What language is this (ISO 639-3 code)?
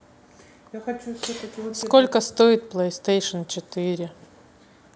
rus